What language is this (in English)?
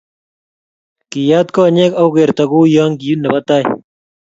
Kalenjin